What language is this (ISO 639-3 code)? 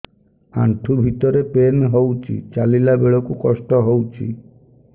ori